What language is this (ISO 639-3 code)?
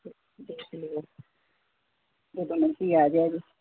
pan